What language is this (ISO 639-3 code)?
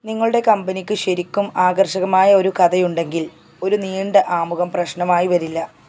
mal